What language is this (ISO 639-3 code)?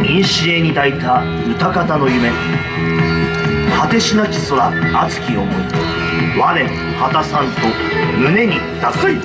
jpn